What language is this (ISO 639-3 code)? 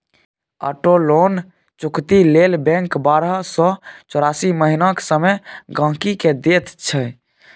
mai